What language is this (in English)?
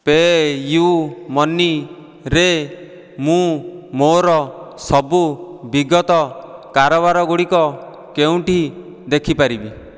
Odia